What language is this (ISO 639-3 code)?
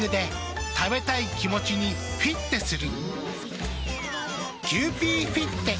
jpn